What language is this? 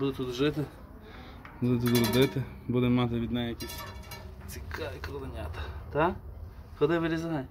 Ukrainian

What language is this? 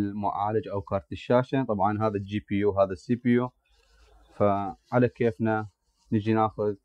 Arabic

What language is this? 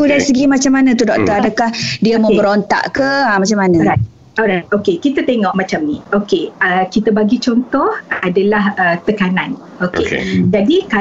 Malay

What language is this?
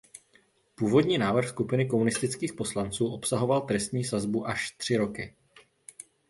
Czech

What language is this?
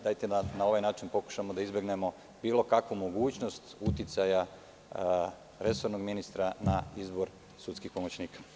Serbian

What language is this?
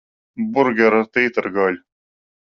Latvian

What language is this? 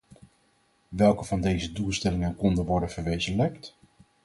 Dutch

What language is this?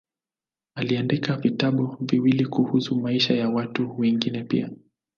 Swahili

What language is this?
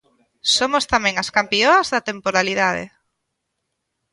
Galician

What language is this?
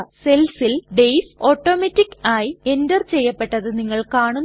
Malayalam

